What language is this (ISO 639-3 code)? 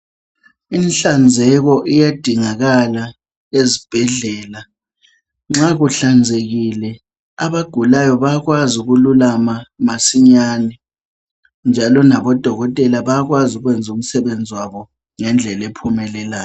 nde